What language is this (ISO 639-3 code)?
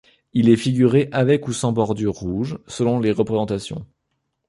fra